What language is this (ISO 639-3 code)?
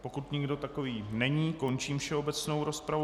ces